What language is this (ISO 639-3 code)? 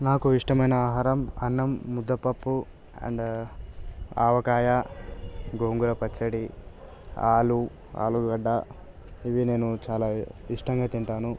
tel